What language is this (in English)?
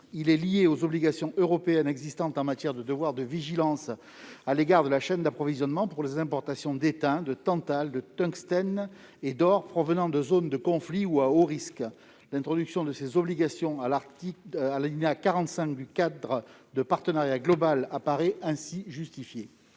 French